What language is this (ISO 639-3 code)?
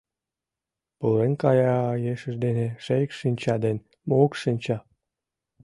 chm